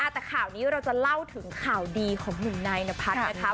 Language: Thai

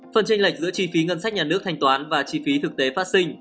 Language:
Vietnamese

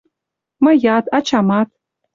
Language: Mari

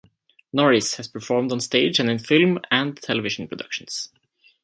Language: English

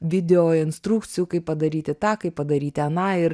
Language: Lithuanian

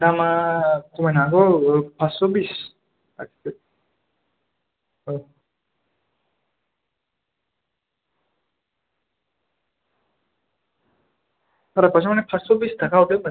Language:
Bodo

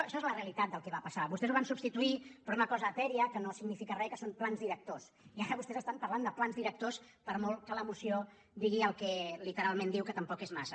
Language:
Catalan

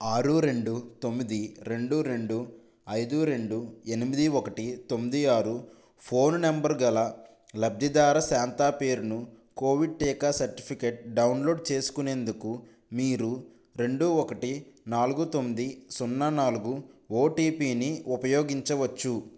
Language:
Telugu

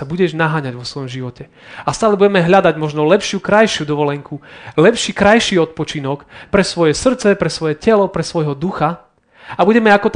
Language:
Slovak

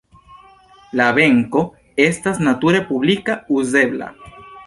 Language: Esperanto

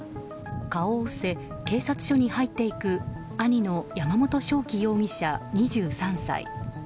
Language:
Japanese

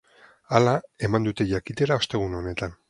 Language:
Basque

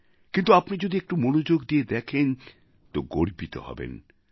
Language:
Bangla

